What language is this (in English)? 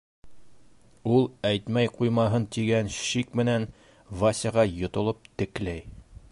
Bashkir